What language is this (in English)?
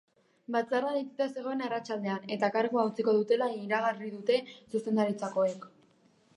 Basque